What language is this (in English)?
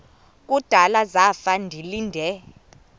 Xhosa